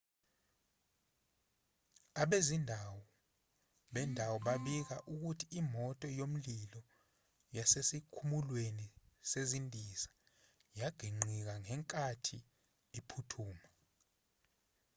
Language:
Zulu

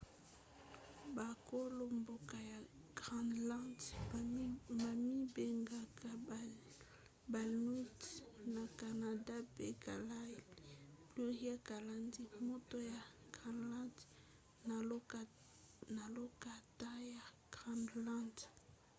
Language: Lingala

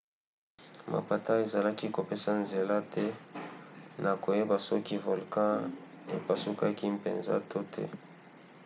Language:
Lingala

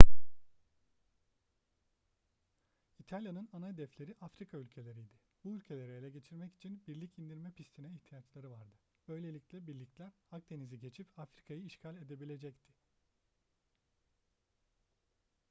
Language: Turkish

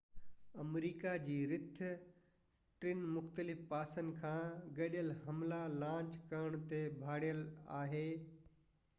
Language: Sindhi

